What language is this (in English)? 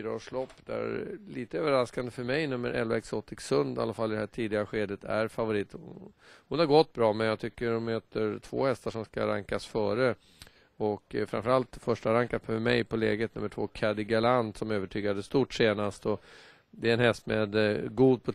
Swedish